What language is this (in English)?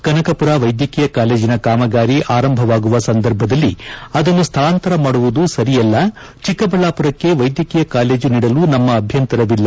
Kannada